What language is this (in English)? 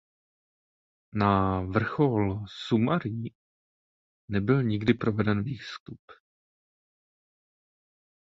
Czech